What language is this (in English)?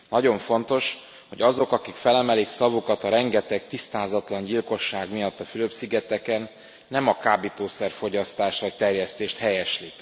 Hungarian